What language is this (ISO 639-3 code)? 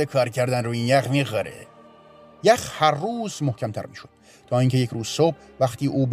fas